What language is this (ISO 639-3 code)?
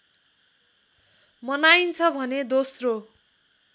nep